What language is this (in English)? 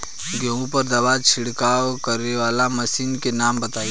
Bhojpuri